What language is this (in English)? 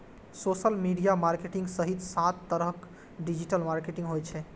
Maithili